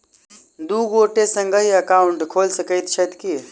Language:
Maithili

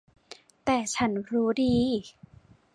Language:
Thai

